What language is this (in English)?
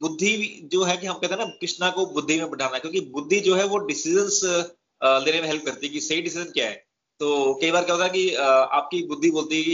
Hindi